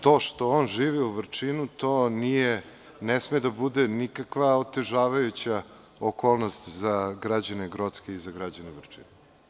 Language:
Serbian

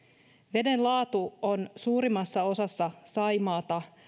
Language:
Finnish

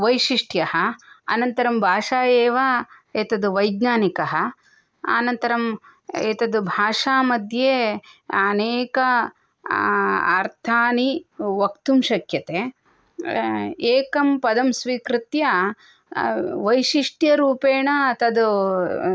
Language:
Sanskrit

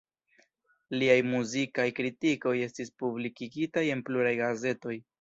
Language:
Esperanto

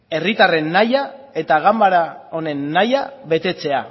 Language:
Basque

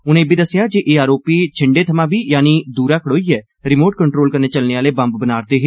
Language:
Dogri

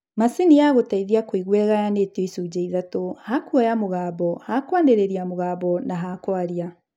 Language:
Kikuyu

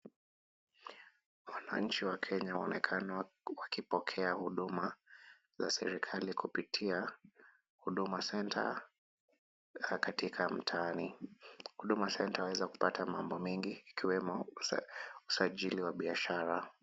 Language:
Swahili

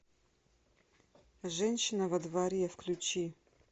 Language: Russian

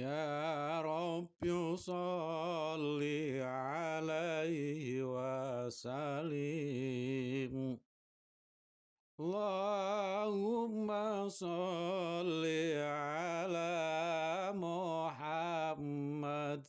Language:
Indonesian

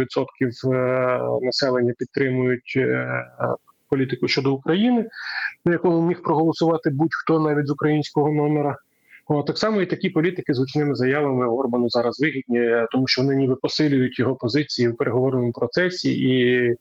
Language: Ukrainian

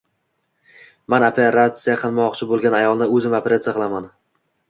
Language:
Uzbek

